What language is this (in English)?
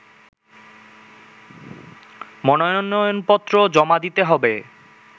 Bangla